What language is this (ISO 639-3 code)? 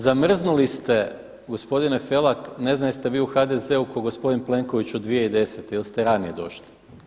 hrv